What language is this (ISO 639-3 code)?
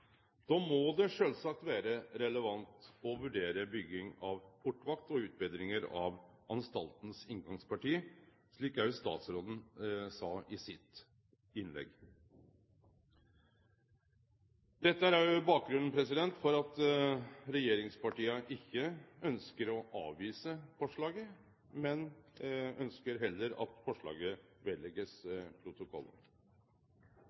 nno